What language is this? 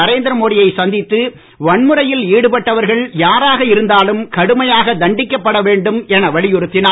Tamil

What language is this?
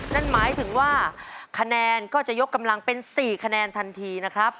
Thai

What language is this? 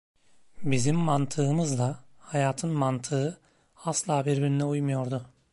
Turkish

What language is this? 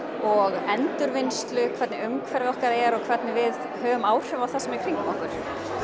Icelandic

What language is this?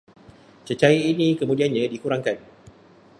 Malay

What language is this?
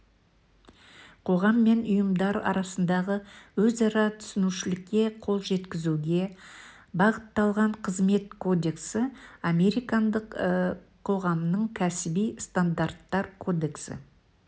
Kazakh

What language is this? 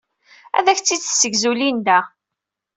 Kabyle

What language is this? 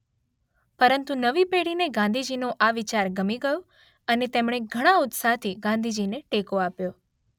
Gujarati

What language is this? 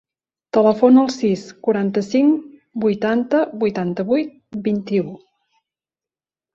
Catalan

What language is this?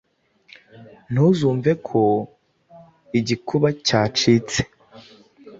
Kinyarwanda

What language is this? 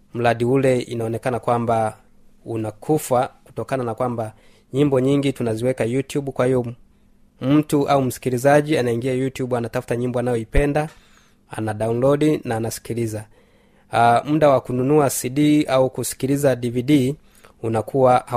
Swahili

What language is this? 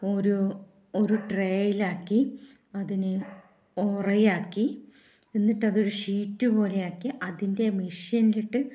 Malayalam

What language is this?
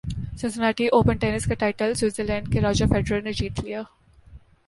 Urdu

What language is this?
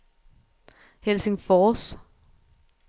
Danish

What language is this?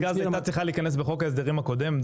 Hebrew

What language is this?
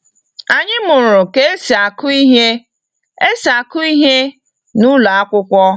Igbo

